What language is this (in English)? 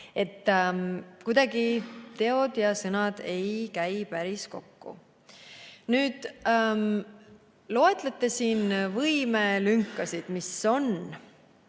Estonian